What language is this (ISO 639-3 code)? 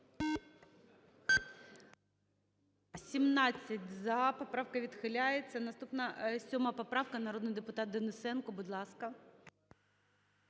ukr